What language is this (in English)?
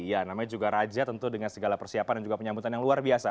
Indonesian